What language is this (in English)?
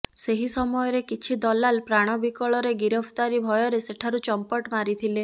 Odia